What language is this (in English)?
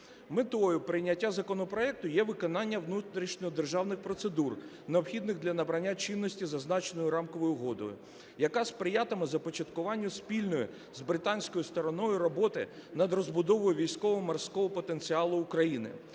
Ukrainian